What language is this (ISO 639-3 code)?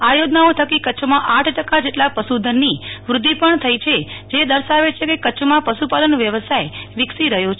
guj